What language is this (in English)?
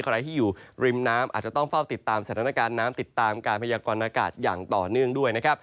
Thai